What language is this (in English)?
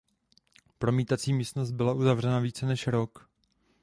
Czech